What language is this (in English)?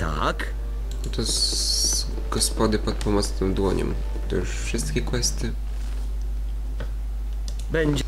Polish